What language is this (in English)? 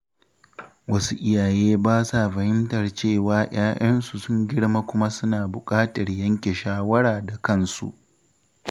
Hausa